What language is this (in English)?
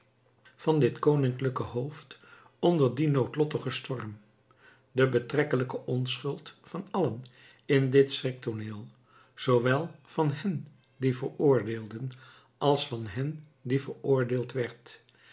Dutch